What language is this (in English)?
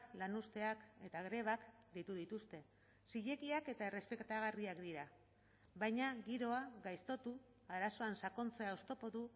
Basque